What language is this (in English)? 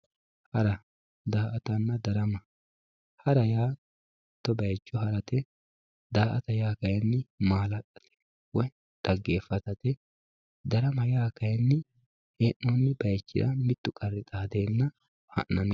Sidamo